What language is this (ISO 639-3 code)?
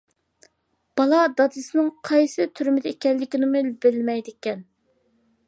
uig